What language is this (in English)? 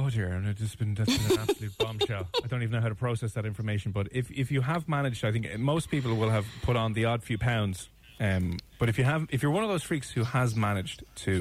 English